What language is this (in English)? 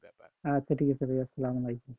Bangla